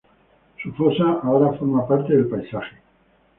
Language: Spanish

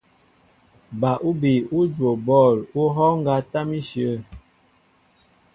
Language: Mbo (Cameroon)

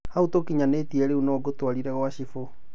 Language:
Kikuyu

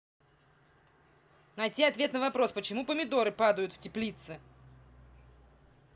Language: Russian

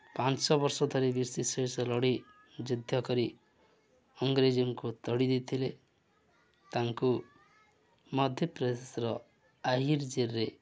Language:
Odia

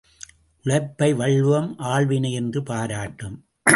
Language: Tamil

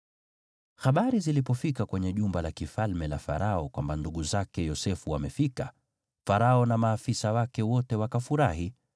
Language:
Swahili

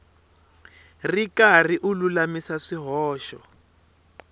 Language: Tsonga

